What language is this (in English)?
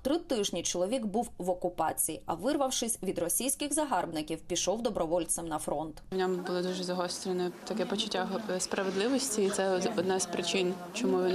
Ukrainian